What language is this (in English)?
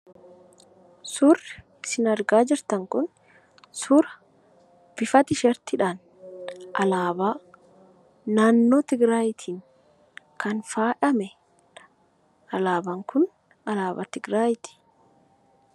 Oromo